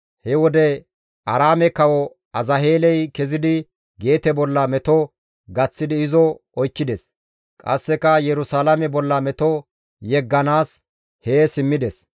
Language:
Gamo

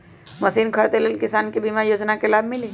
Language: Magahi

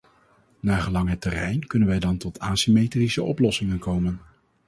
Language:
Dutch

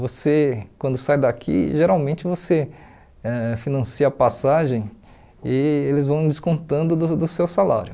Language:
Portuguese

